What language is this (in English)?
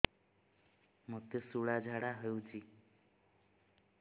Odia